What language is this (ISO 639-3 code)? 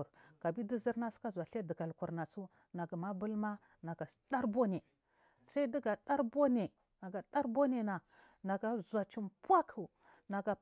mfm